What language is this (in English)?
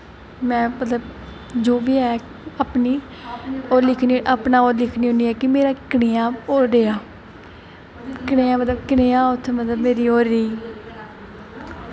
Dogri